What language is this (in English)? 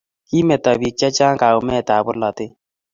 Kalenjin